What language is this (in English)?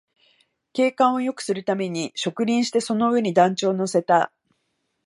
Japanese